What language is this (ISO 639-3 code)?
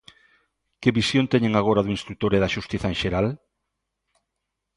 glg